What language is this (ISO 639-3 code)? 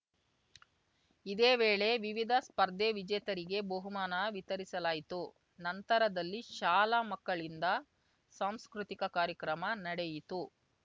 kan